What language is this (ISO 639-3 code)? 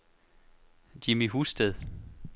dan